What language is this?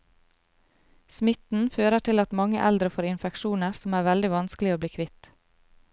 Norwegian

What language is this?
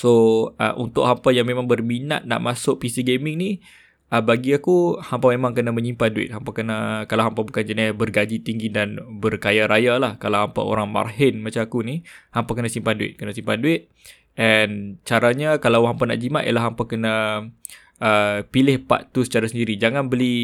Malay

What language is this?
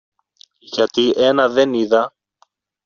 Greek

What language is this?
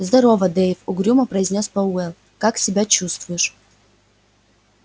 Russian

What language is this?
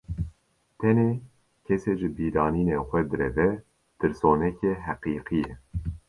Kurdish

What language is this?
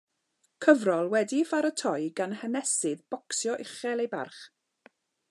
Welsh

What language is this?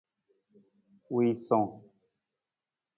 Nawdm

